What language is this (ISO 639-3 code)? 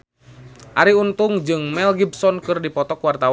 sun